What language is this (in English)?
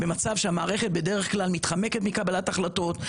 Hebrew